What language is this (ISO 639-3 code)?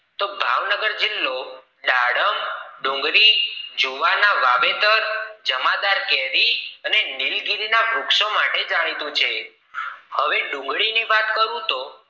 guj